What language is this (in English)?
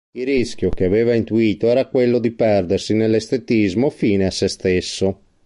Italian